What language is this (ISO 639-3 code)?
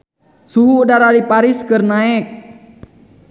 sun